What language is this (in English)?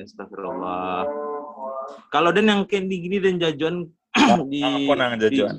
Indonesian